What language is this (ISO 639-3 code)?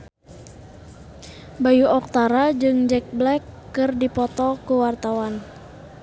sun